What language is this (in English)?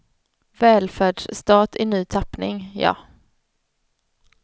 Swedish